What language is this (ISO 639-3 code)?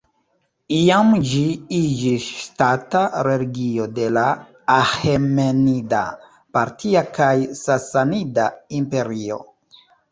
epo